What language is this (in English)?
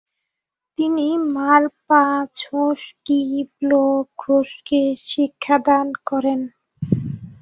Bangla